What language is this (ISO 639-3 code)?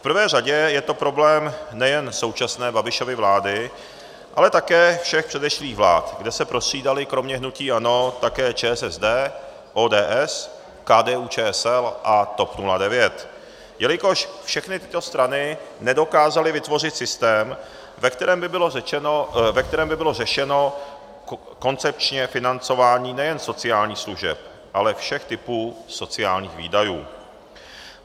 ces